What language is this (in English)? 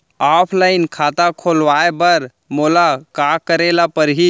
Chhattisgarhi